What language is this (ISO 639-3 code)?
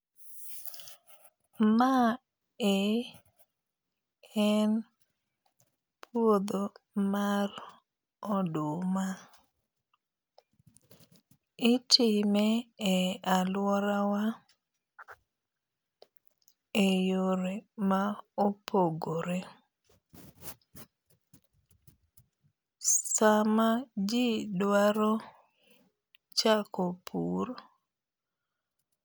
luo